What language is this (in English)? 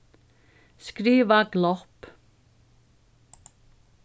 Faroese